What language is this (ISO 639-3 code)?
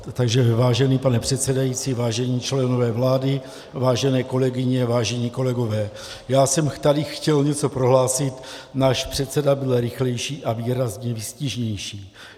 ces